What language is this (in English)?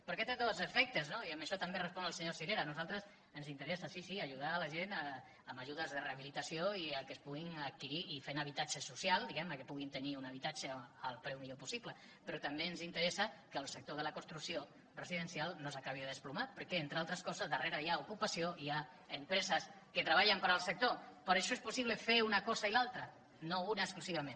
Catalan